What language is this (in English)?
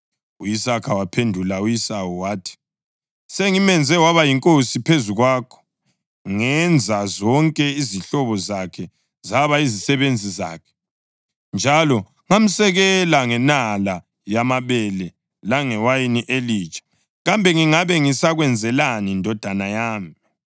North Ndebele